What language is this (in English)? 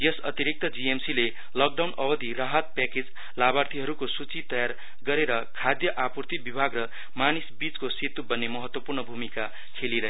Nepali